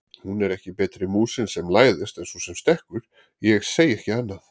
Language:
Icelandic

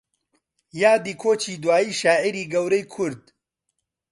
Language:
Central Kurdish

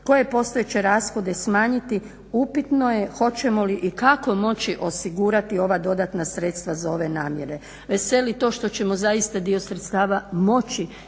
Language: Croatian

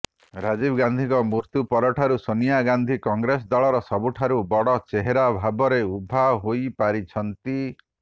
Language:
Odia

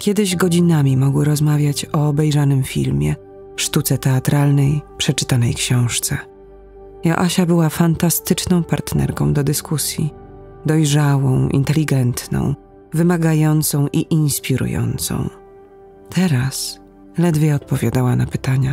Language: Polish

